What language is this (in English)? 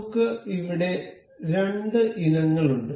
Malayalam